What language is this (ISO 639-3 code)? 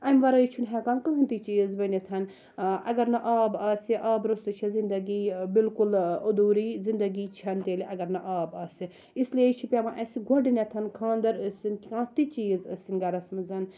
kas